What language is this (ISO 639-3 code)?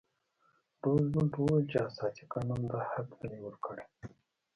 pus